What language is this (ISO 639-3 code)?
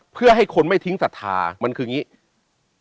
tha